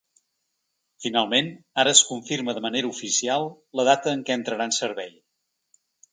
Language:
Catalan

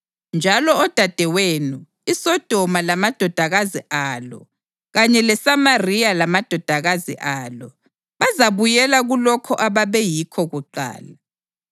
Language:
North Ndebele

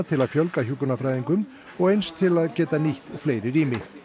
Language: Icelandic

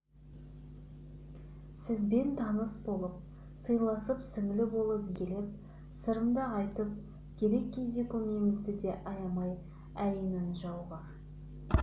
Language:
Kazakh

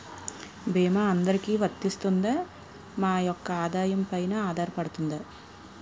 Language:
Telugu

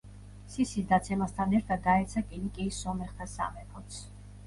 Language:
Georgian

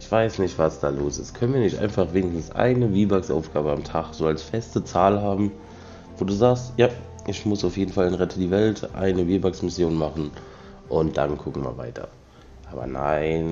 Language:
German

